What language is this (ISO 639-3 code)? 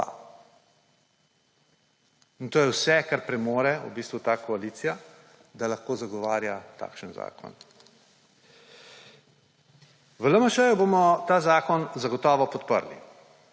slv